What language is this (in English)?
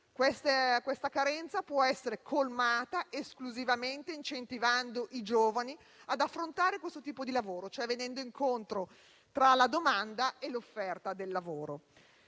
Italian